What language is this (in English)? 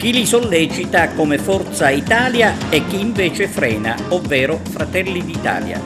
Italian